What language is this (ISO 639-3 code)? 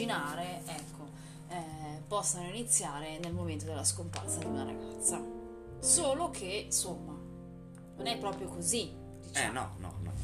ita